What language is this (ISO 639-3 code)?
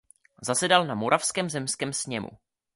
ces